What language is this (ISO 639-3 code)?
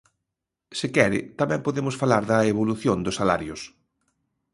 glg